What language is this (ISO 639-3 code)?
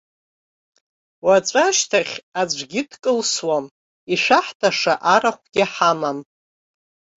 abk